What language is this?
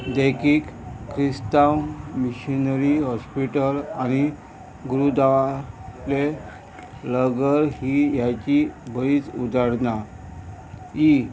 Konkani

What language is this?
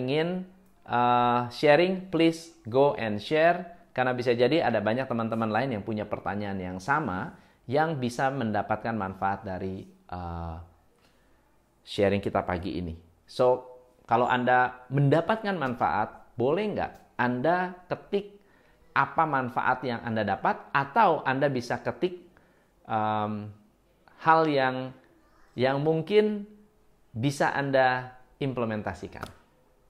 Indonesian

